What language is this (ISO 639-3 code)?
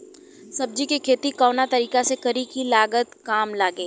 bho